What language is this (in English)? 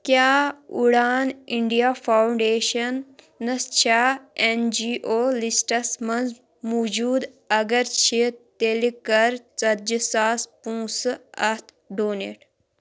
Kashmiri